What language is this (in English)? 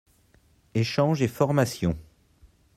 French